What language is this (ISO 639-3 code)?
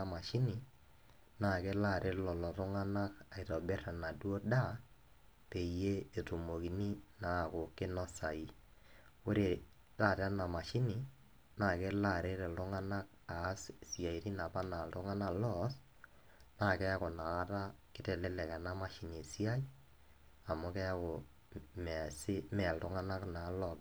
mas